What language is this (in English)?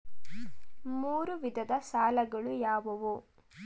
Kannada